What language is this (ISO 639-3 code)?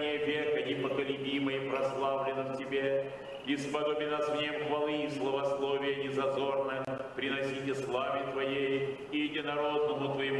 rus